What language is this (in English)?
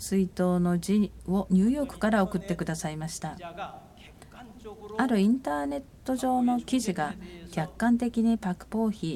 Japanese